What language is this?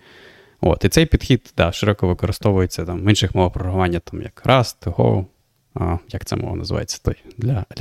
Ukrainian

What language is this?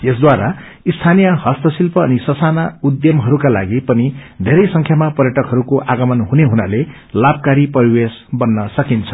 Nepali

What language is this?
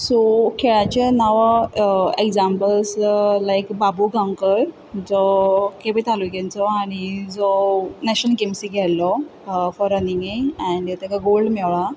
Konkani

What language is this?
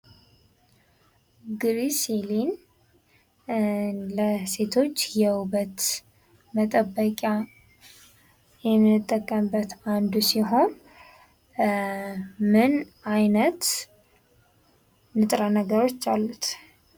Amharic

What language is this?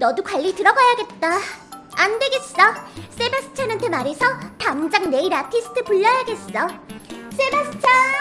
Korean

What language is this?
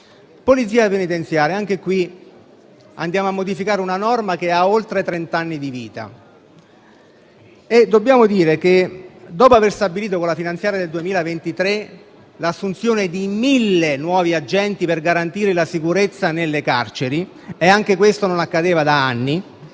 Italian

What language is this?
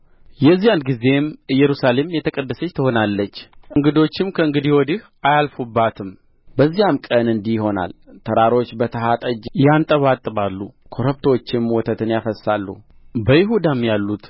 Amharic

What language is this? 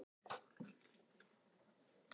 Icelandic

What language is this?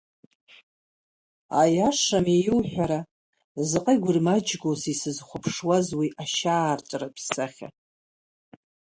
Abkhazian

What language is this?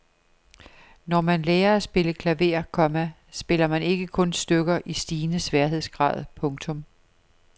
Danish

